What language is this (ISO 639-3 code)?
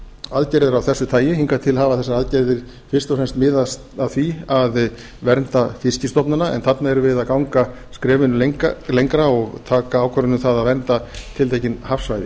isl